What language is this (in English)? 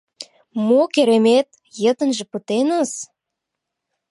Mari